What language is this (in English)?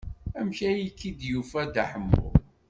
Kabyle